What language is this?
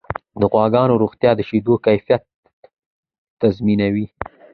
Pashto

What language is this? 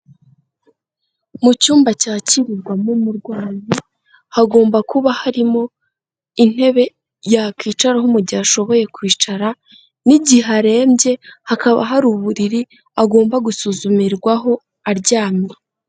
Kinyarwanda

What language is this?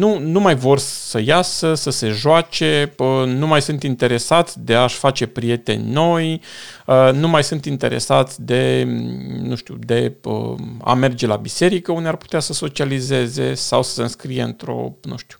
Romanian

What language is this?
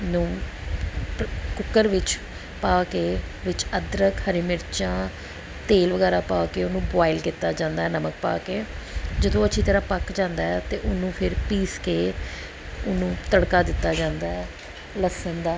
Punjabi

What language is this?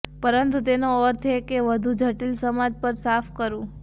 Gujarati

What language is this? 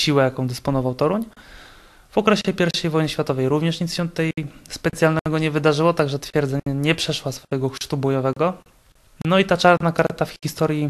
Polish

